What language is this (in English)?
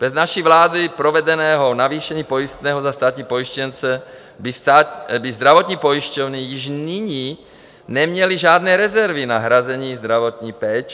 Czech